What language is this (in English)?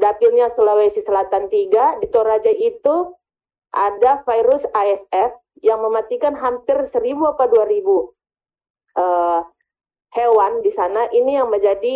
Indonesian